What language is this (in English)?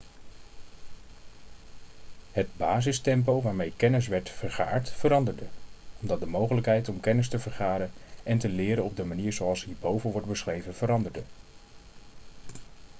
Dutch